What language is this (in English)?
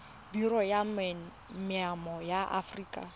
Tswana